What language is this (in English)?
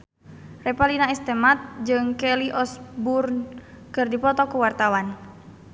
Sundanese